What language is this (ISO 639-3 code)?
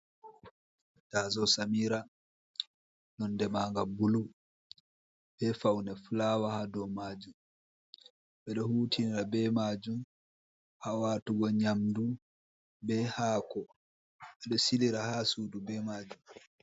ful